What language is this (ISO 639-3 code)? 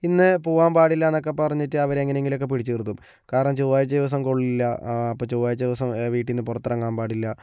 mal